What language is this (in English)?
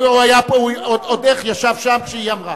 Hebrew